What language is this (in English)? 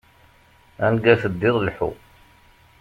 Kabyle